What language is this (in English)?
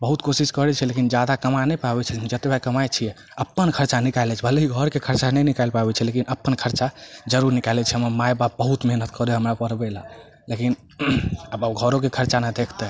Maithili